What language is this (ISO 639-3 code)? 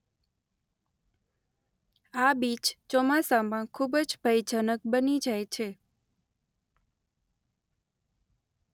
guj